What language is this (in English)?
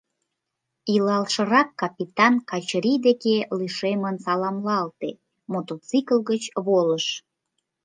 Mari